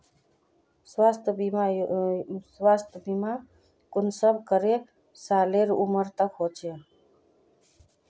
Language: Magahi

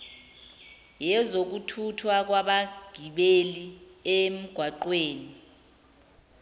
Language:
Zulu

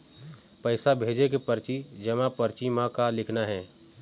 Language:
Chhattisgarhi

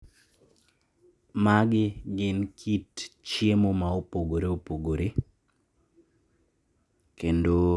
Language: Luo (Kenya and Tanzania)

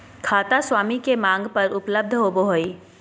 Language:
Magahi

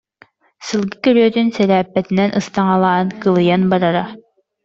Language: Yakut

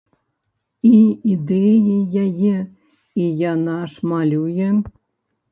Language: Belarusian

